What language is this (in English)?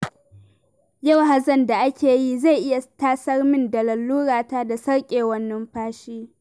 Hausa